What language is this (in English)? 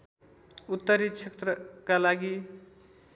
Nepali